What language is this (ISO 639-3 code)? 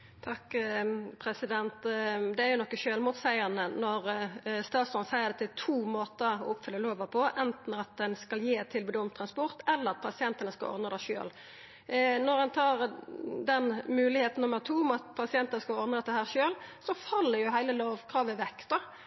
nno